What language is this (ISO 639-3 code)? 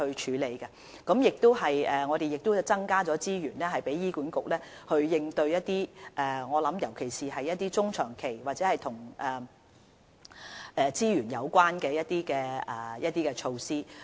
yue